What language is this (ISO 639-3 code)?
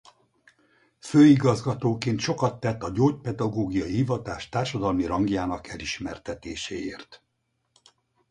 hun